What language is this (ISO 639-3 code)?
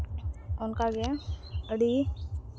sat